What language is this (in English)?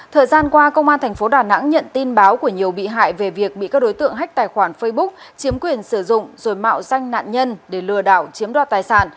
Vietnamese